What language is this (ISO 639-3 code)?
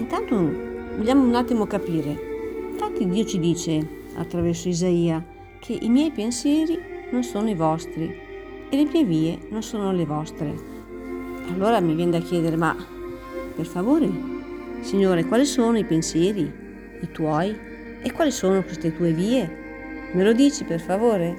ita